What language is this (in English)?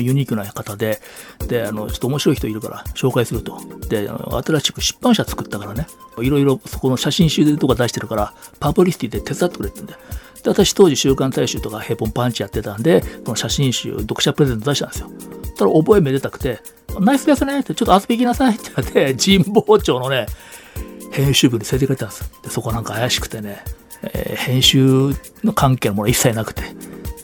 Japanese